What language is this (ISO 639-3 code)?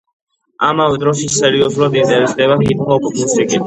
kat